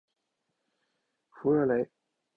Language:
Chinese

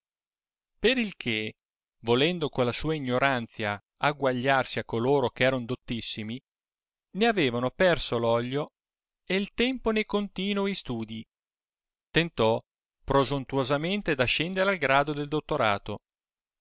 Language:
Italian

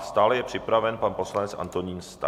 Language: Czech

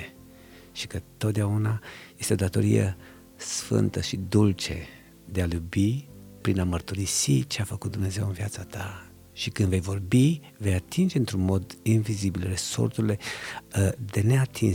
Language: Romanian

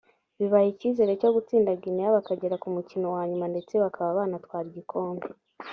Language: Kinyarwanda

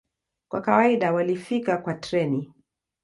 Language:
Swahili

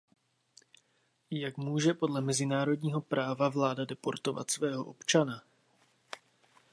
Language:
Czech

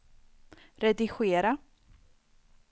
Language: Swedish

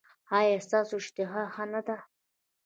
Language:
Pashto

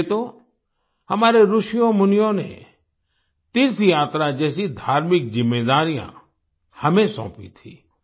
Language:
Hindi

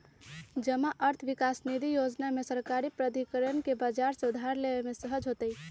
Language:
Magahi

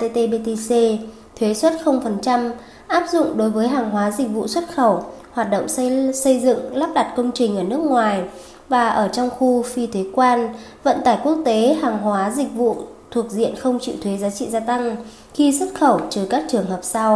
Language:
Vietnamese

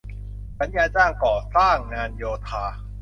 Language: Thai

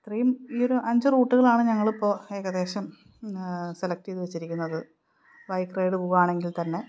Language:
Malayalam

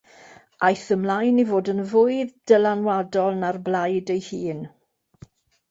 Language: Welsh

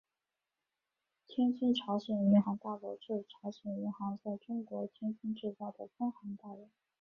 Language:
Chinese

